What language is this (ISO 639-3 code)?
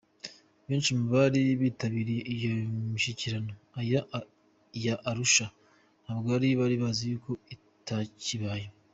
kin